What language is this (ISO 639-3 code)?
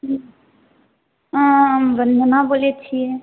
mai